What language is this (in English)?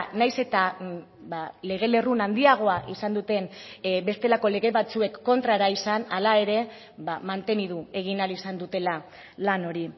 Basque